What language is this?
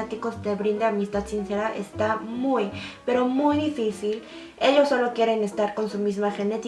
Spanish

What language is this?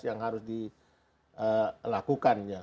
Indonesian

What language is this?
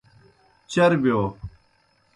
Kohistani Shina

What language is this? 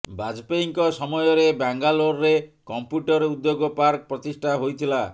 Odia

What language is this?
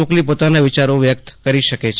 Gujarati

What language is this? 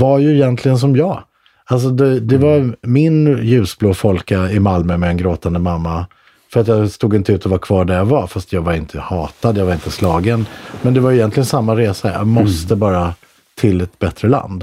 Swedish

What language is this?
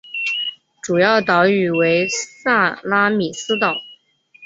Chinese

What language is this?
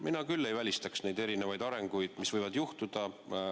Estonian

